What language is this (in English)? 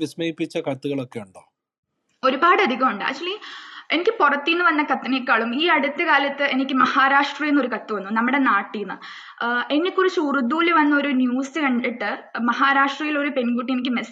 Malayalam